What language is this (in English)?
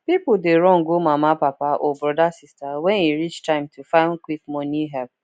Nigerian Pidgin